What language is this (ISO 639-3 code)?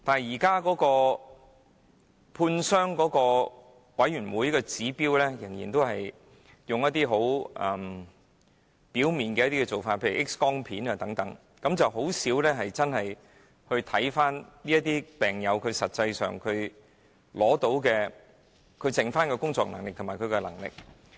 yue